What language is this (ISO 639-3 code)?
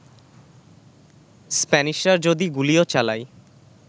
ben